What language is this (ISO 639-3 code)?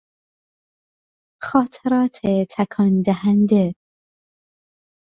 fas